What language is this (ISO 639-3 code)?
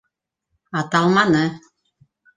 bak